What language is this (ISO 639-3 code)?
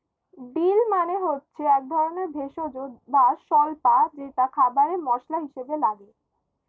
ben